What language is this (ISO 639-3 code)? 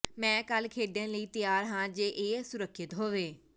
pan